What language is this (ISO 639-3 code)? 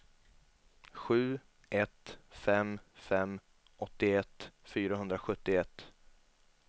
swe